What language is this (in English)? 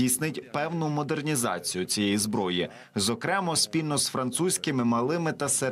Ukrainian